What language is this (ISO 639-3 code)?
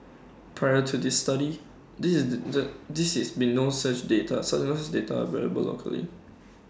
eng